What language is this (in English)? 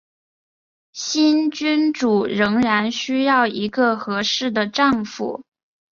Chinese